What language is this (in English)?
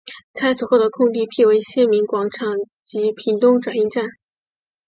Chinese